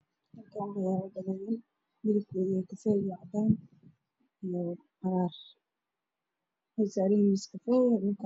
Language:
Somali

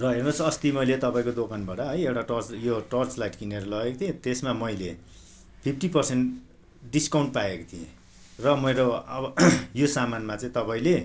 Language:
Nepali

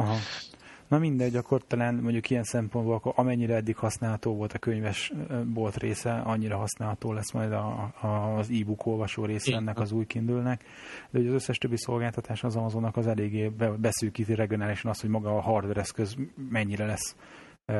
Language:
Hungarian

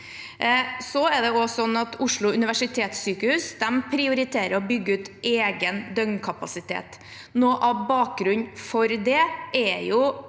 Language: Norwegian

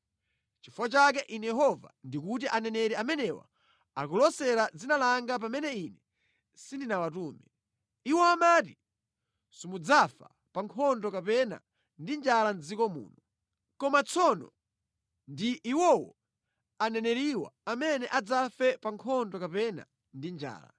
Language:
Nyanja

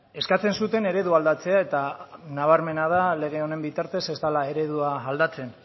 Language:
Basque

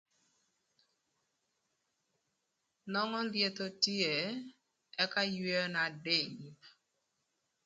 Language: Thur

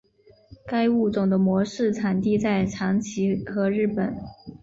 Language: Chinese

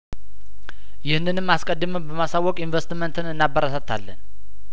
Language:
Amharic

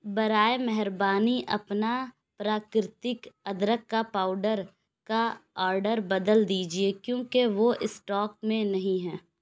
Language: Urdu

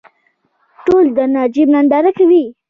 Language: Pashto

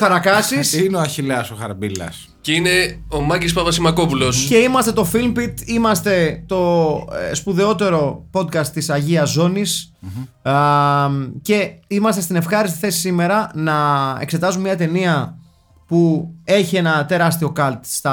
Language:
Greek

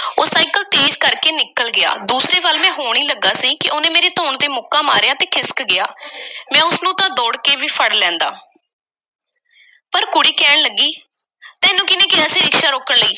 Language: Punjabi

